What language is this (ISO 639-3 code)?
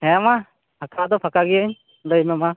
sat